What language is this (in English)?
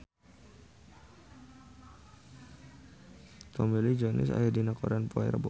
Sundanese